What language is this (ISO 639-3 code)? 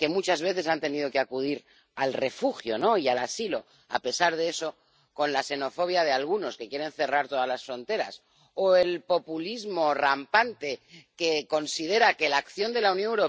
spa